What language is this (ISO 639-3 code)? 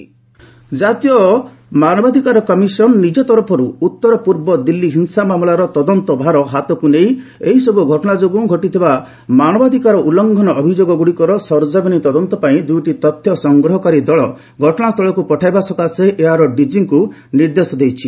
ori